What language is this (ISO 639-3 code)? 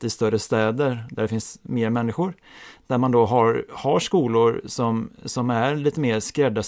swe